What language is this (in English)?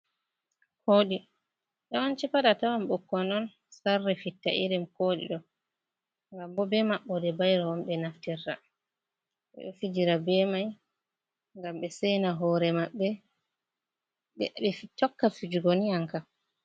Fula